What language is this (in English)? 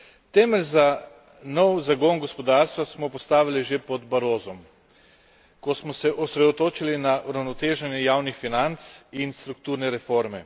Slovenian